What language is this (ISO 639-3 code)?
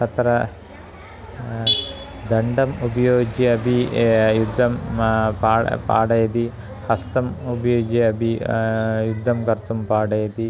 san